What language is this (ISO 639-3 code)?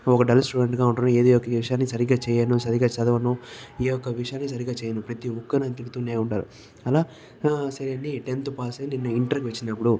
tel